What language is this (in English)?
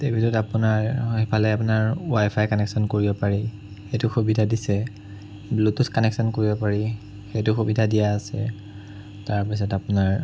Assamese